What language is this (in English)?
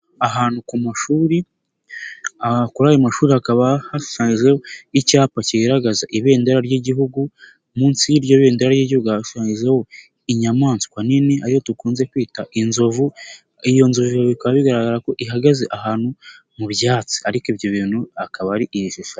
Kinyarwanda